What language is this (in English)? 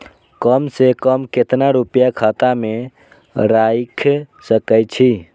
Maithili